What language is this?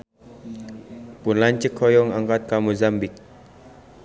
Sundanese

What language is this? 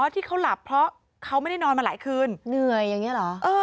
Thai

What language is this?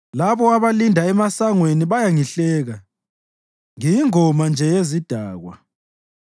North Ndebele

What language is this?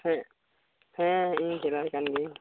Santali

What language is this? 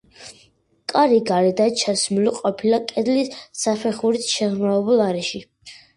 Georgian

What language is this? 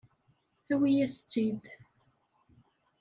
Kabyle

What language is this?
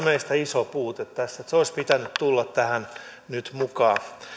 Finnish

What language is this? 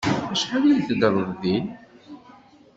Kabyle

